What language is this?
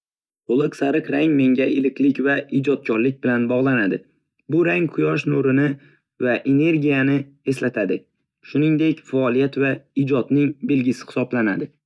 Uzbek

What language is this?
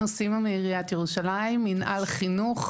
Hebrew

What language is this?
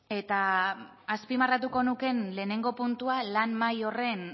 Basque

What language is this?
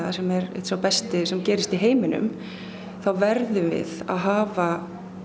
Icelandic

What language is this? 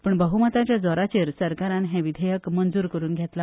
Konkani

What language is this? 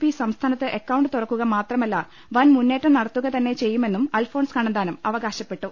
Malayalam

